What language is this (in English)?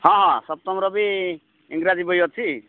Odia